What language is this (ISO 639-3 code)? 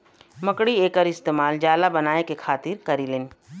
bho